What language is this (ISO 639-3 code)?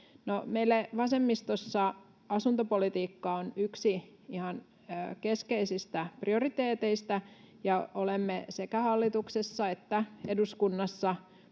fin